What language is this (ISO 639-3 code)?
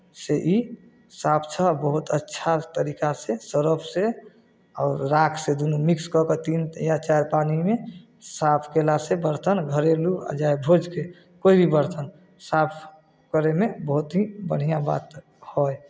mai